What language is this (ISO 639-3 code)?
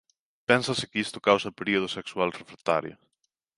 glg